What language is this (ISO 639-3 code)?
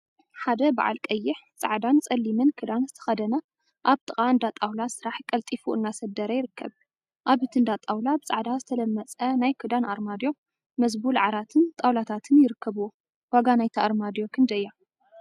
tir